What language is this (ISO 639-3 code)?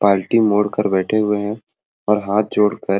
sck